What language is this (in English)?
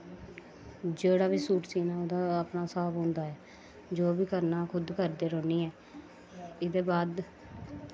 Dogri